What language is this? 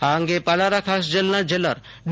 Gujarati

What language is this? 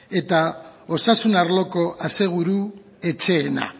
Basque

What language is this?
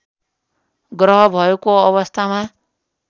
Nepali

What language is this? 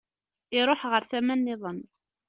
Kabyle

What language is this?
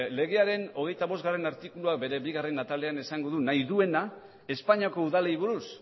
Basque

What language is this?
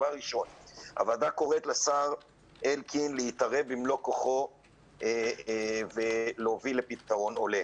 Hebrew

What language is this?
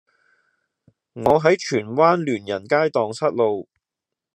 Cantonese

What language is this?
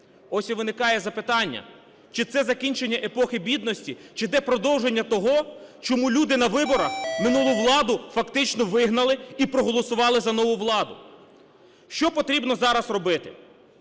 Ukrainian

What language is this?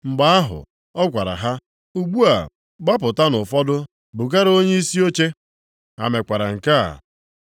Igbo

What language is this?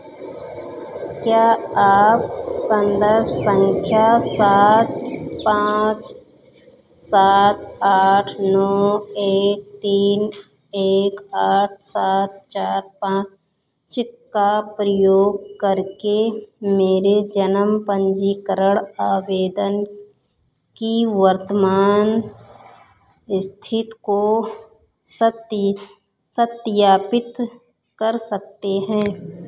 Hindi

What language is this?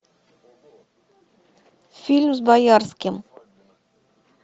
Russian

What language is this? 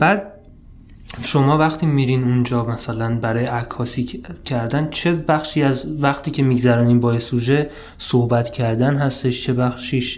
Persian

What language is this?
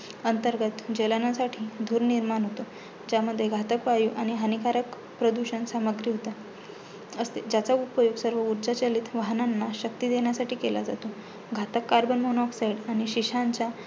Marathi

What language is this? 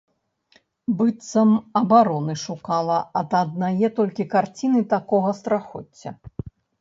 Belarusian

